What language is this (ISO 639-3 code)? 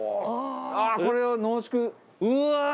jpn